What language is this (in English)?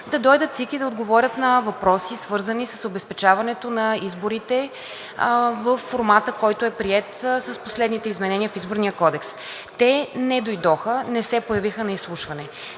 Bulgarian